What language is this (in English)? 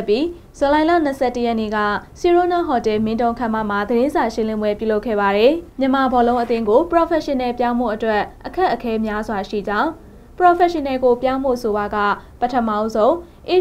Thai